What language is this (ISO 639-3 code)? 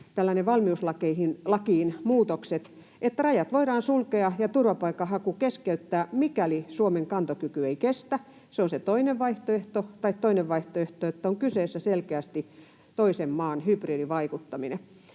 fin